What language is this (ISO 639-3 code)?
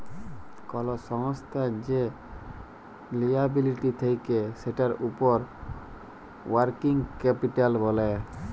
ben